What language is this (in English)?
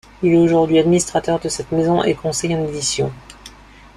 French